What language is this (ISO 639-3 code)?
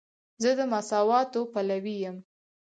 pus